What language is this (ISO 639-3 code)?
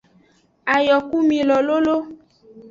ajg